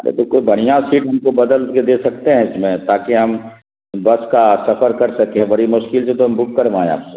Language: Urdu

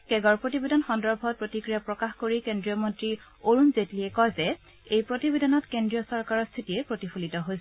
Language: Assamese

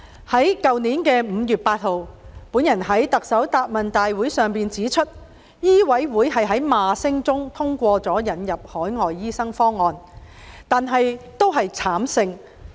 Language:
Cantonese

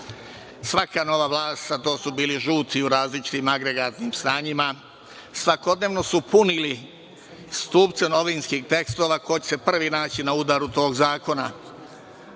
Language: Serbian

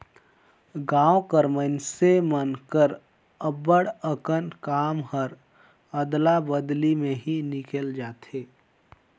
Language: Chhattisgarhi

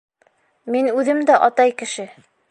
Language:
Bashkir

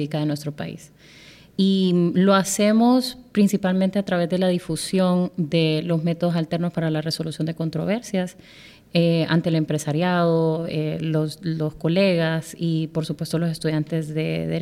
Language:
Spanish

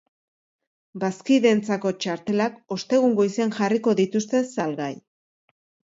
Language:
Basque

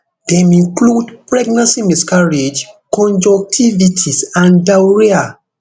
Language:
Nigerian Pidgin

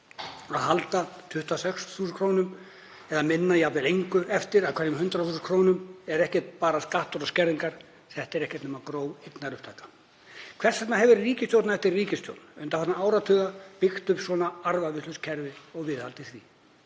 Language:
Icelandic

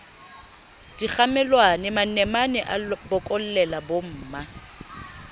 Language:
Southern Sotho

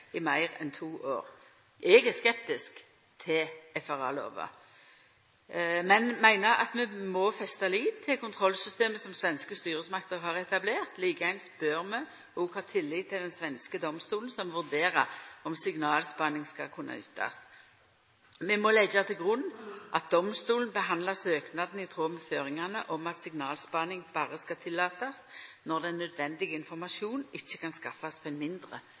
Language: Norwegian Nynorsk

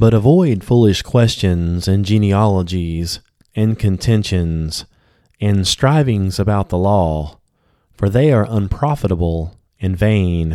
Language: English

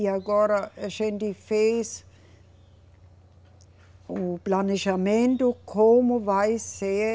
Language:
Portuguese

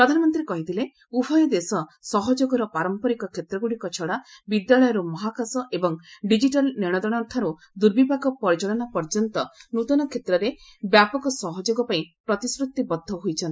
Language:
Odia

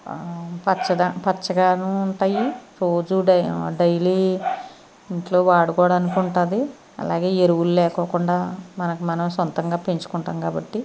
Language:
Telugu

